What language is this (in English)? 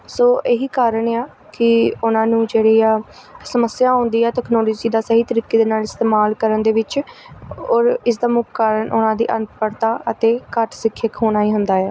Punjabi